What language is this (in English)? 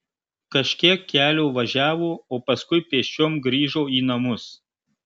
Lithuanian